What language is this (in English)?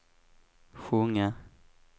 Swedish